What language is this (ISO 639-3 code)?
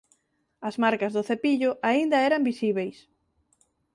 glg